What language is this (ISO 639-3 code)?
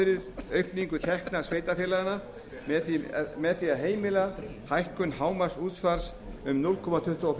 isl